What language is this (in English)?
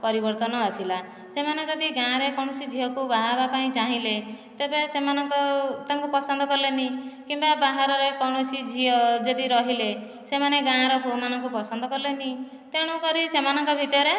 Odia